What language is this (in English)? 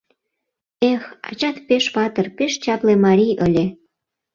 Mari